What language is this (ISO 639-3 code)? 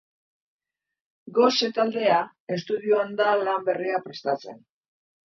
eus